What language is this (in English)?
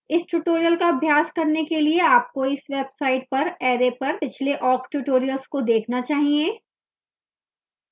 Hindi